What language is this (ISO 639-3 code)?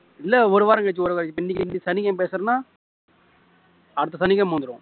tam